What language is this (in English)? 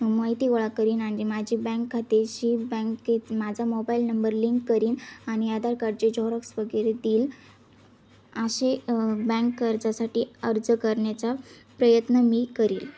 Marathi